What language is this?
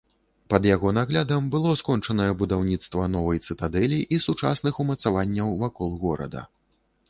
Belarusian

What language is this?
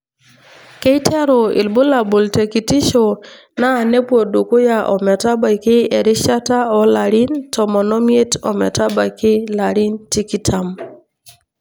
Masai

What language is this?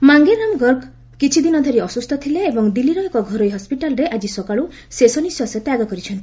Odia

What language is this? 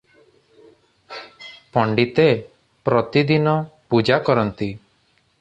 Odia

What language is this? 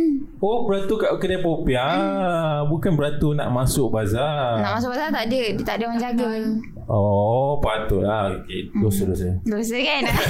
Malay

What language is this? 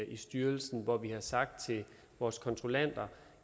Danish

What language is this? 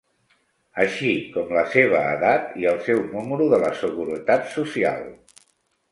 Catalan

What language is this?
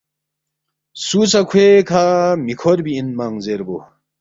Balti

